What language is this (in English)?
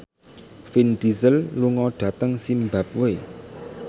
Javanese